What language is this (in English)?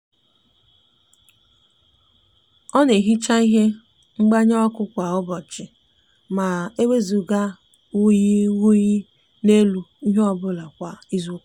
Igbo